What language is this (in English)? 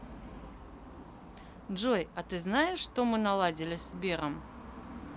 Russian